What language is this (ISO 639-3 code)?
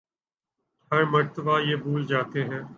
urd